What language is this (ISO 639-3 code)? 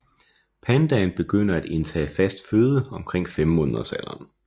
dan